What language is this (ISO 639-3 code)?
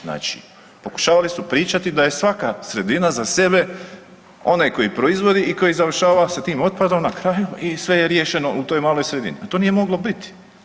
hrv